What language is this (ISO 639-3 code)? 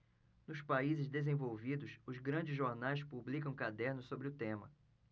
por